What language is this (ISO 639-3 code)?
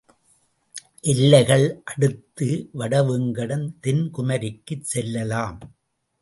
tam